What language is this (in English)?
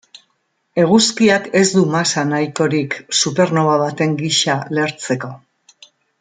Basque